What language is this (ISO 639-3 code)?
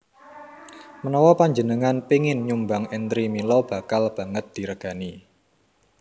jav